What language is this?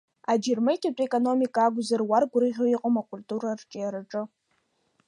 Abkhazian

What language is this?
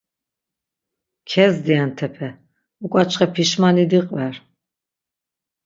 Laz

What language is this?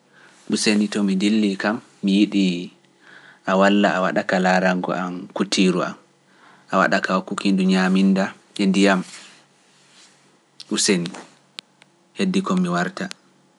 Pular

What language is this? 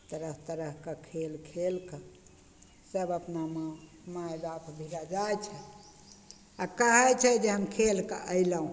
Maithili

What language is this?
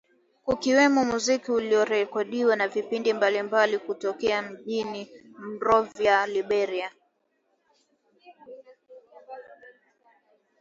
Swahili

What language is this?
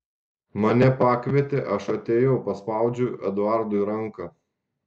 Lithuanian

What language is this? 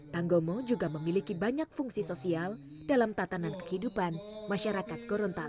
Indonesian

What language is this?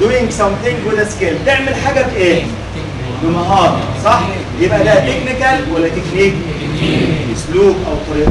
Arabic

